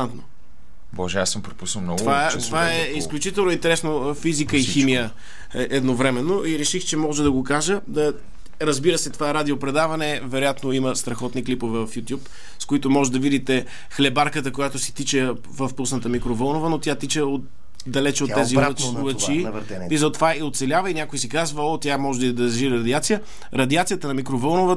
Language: Bulgarian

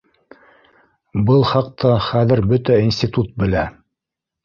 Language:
Bashkir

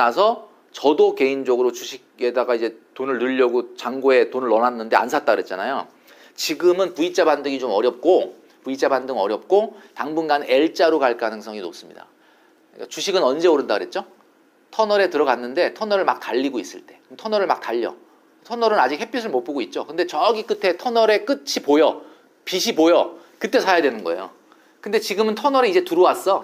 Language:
Korean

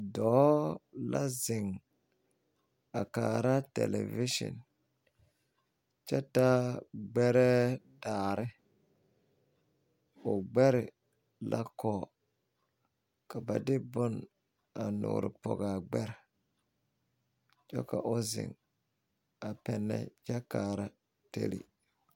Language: Southern Dagaare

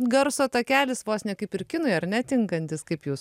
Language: Lithuanian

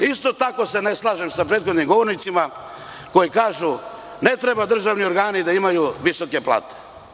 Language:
Serbian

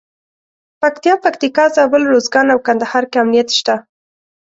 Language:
Pashto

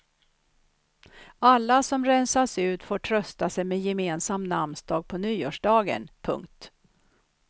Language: Swedish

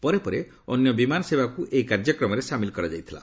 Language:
Odia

